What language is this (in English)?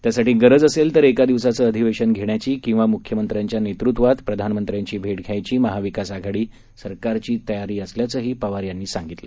Marathi